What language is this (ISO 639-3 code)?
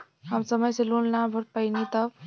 bho